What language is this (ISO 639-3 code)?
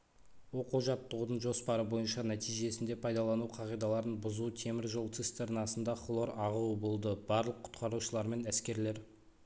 kaz